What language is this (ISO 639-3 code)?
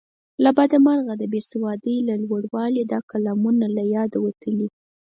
pus